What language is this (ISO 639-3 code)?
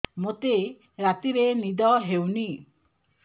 ori